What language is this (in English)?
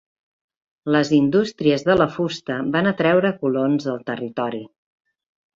Catalan